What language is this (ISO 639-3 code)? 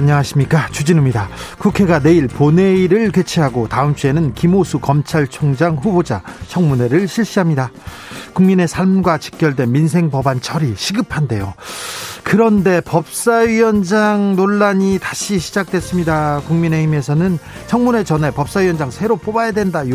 kor